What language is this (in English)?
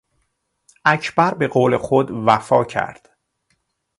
Persian